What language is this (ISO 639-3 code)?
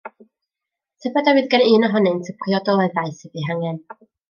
cym